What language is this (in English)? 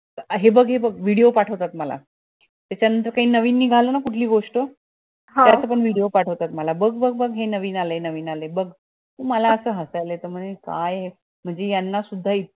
Marathi